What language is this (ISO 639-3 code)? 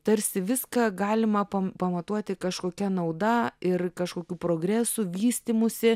lit